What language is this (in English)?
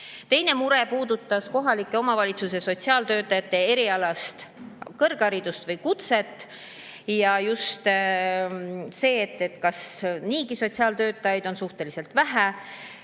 Estonian